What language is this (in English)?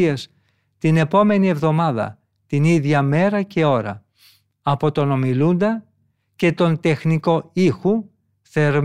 Greek